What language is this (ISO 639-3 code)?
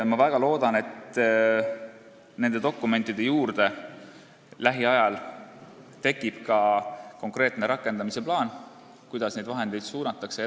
est